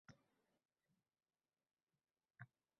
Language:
Uzbek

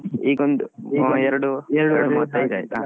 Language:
Kannada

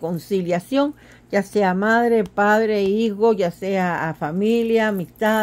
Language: Spanish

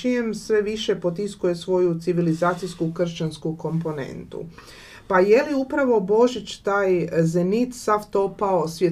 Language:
Croatian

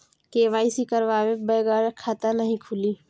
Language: Bhojpuri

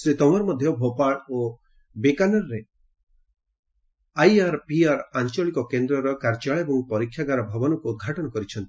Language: Odia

